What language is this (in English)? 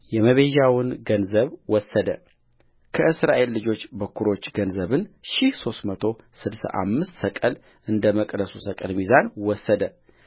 Amharic